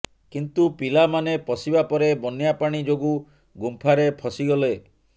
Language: Odia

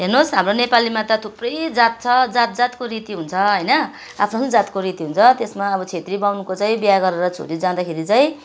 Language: Nepali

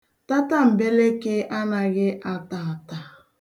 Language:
Igbo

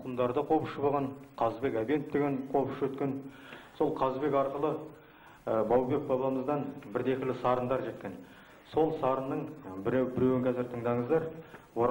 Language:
Turkish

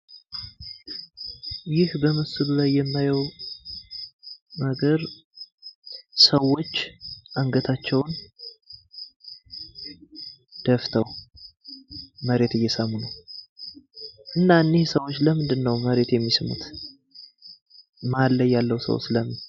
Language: Amharic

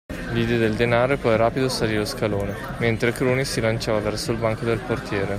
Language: Italian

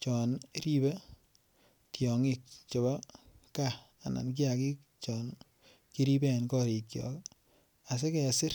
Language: Kalenjin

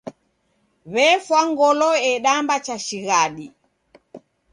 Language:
Taita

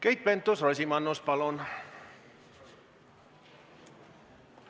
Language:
Estonian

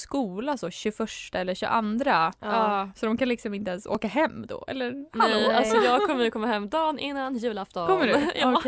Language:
Swedish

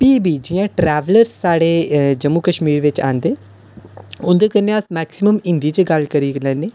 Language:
Dogri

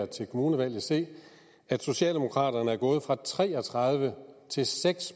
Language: Danish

